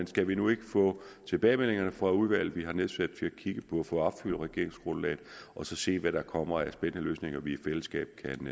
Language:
Danish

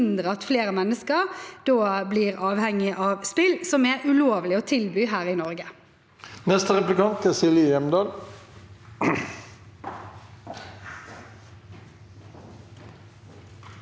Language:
Norwegian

